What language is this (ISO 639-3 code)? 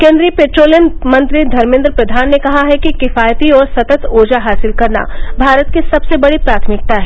hin